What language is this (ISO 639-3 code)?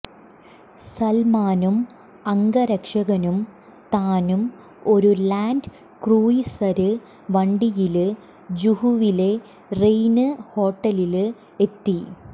mal